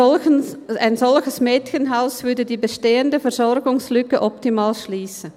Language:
Swiss German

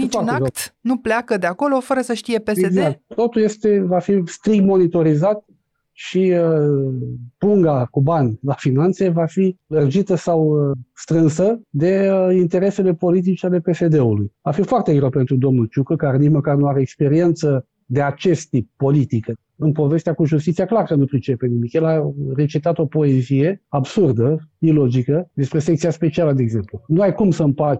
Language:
Romanian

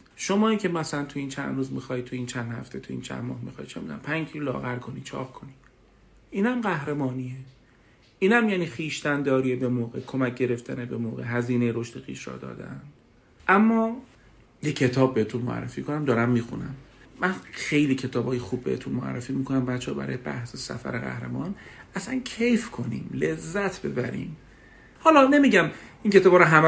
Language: Persian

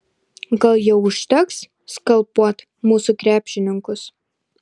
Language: Lithuanian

